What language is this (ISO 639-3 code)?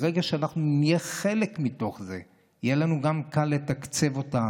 heb